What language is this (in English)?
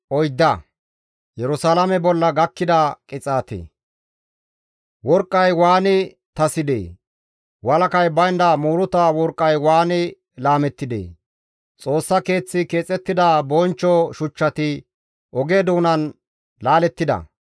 Gamo